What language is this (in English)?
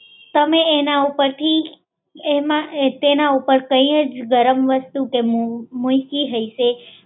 Gujarati